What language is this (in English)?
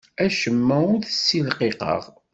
Kabyle